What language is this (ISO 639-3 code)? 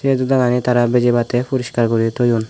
ccp